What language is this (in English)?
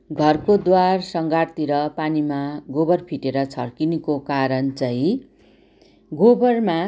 Nepali